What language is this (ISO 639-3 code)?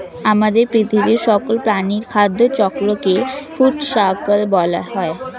ben